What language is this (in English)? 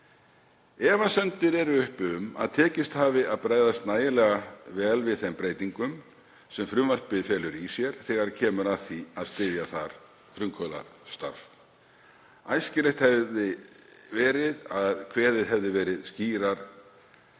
Icelandic